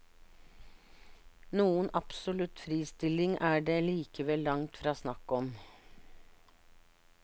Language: Norwegian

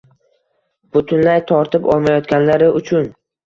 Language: Uzbek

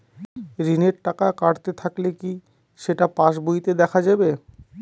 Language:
Bangla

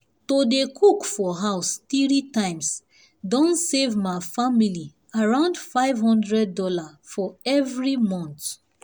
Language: Nigerian Pidgin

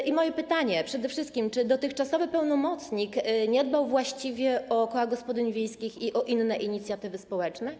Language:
Polish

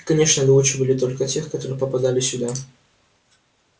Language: Russian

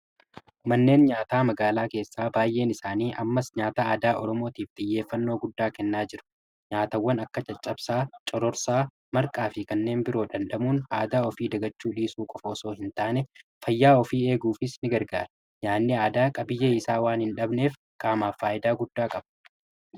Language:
Oromo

